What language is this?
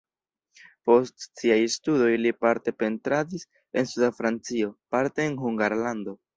Esperanto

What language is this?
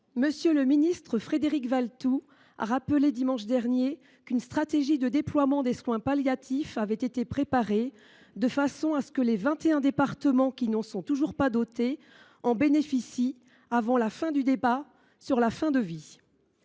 French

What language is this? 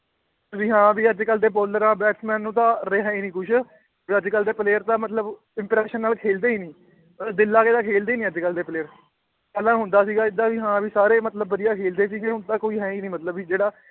Punjabi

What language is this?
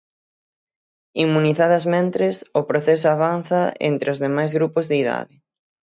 Galician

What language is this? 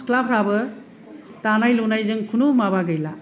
Bodo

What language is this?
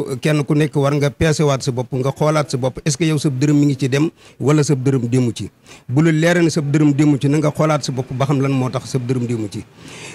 Indonesian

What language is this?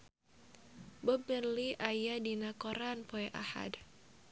Sundanese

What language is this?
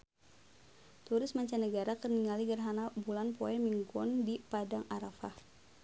Sundanese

